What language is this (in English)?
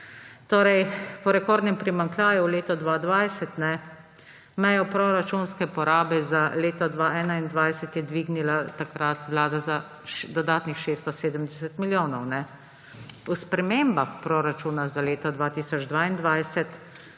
Slovenian